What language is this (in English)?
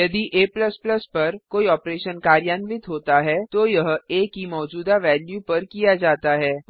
Hindi